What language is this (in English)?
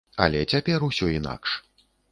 Belarusian